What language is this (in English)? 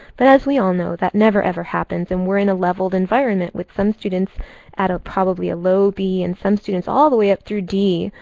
English